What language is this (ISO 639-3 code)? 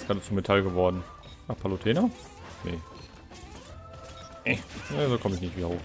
deu